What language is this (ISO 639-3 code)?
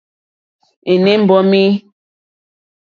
bri